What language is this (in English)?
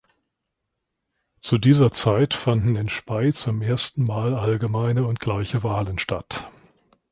German